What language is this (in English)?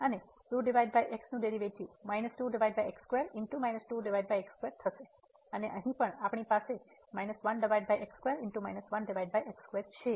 Gujarati